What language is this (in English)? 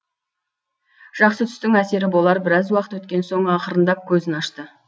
Kazakh